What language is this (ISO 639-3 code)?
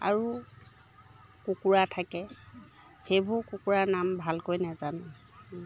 asm